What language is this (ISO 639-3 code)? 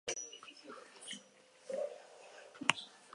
eus